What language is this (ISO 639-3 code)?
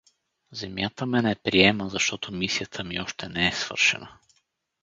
bul